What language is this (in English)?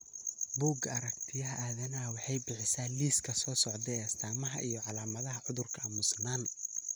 Somali